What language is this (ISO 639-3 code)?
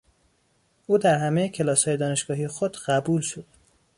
fas